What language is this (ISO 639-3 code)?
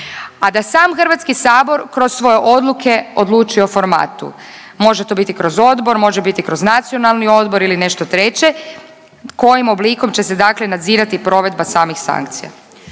hrv